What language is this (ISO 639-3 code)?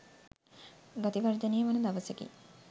sin